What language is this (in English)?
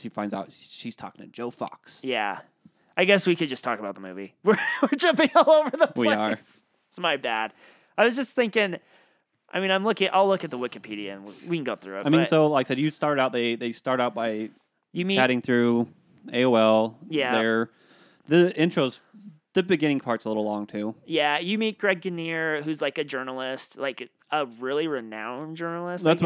English